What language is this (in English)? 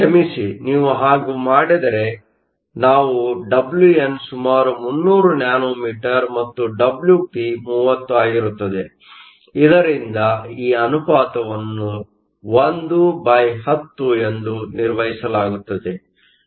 Kannada